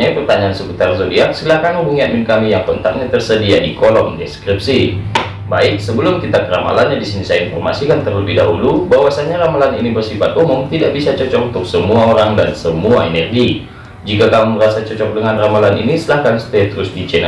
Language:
Indonesian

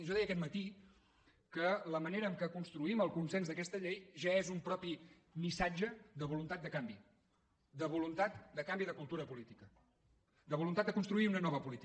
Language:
Catalan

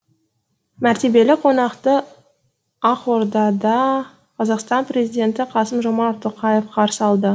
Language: Kazakh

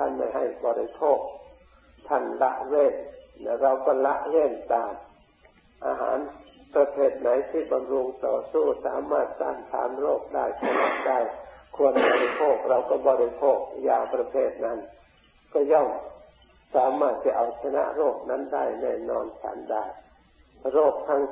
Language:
Thai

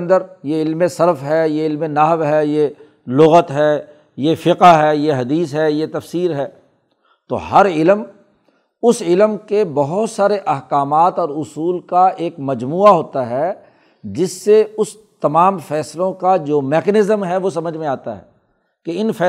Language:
Urdu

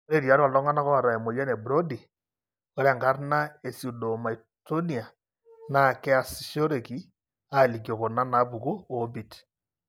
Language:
Masai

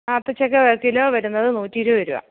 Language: Malayalam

